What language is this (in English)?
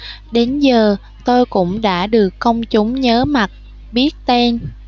Vietnamese